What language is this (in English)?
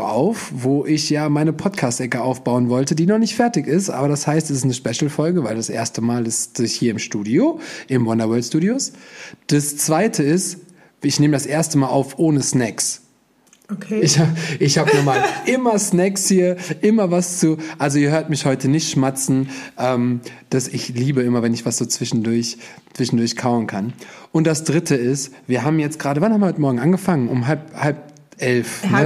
German